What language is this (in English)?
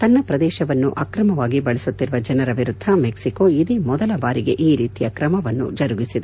Kannada